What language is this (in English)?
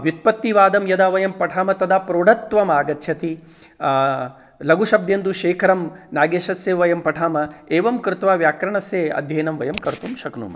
Sanskrit